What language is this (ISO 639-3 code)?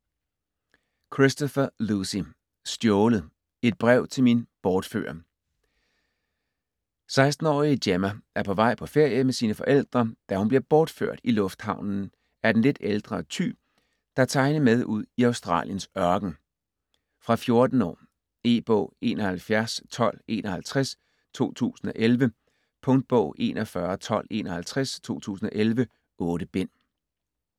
dan